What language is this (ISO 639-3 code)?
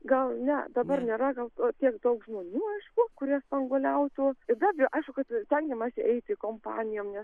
lit